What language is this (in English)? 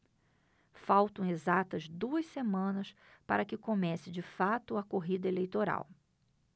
Portuguese